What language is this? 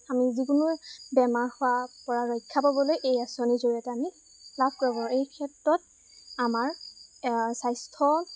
Assamese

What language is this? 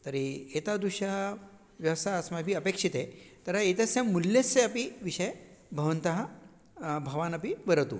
Sanskrit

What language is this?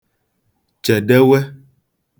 Igbo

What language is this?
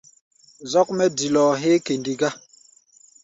Gbaya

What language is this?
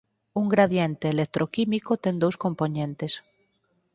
Galician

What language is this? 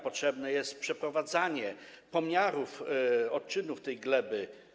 Polish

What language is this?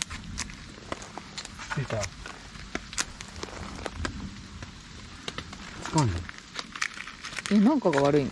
Japanese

